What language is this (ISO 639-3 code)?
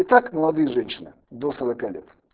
rus